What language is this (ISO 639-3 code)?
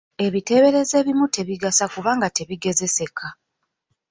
lug